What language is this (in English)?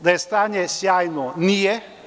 Serbian